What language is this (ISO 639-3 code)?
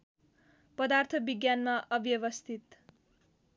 nep